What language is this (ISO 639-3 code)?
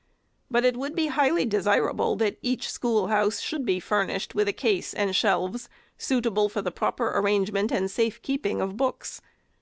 eng